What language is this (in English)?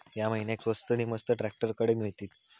Marathi